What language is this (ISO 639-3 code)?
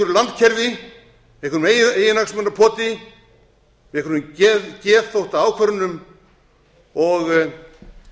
isl